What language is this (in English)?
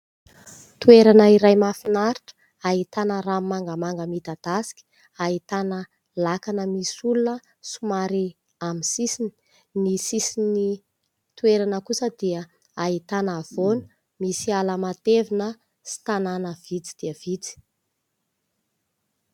Malagasy